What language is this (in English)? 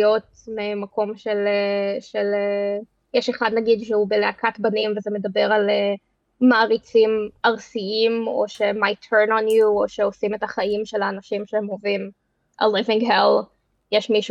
Hebrew